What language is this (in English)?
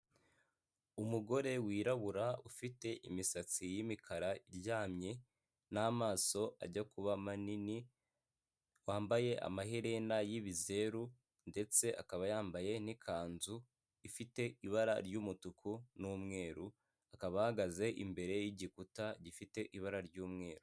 Kinyarwanda